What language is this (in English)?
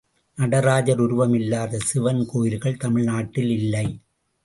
Tamil